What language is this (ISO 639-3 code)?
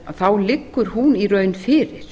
isl